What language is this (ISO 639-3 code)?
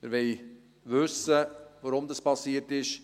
gsw